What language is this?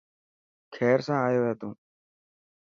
Dhatki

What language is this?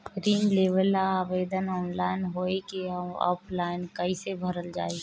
Bhojpuri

